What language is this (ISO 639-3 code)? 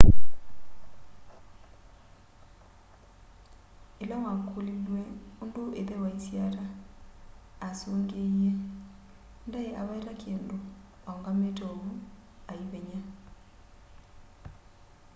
kam